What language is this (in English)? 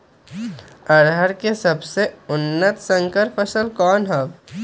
Magahi